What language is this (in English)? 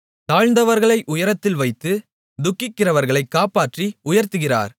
Tamil